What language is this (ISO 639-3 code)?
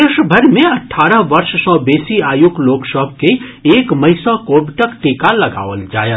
mai